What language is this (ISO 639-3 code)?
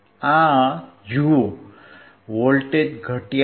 guj